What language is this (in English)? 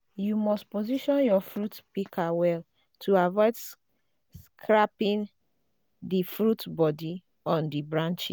Nigerian Pidgin